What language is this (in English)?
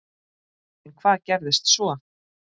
Icelandic